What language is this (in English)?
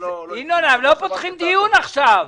Hebrew